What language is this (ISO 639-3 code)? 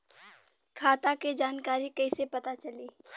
bho